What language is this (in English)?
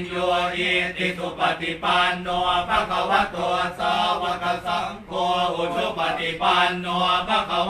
Thai